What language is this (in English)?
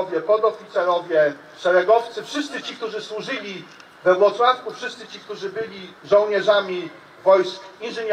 Polish